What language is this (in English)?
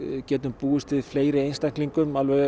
Icelandic